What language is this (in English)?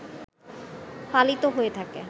Bangla